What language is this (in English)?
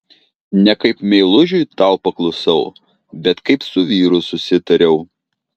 Lithuanian